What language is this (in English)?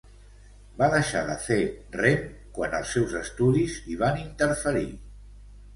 Catalan